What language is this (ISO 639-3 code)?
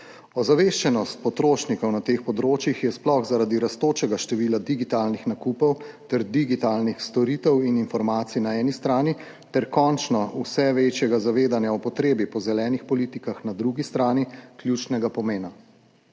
slv